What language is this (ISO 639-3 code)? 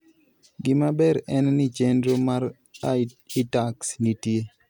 luo